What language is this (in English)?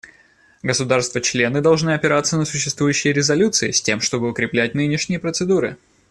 Russian